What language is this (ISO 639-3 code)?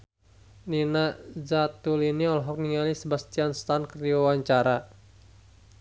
sun